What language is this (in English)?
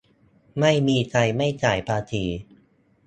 Thai